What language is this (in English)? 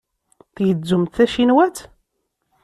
Kabyle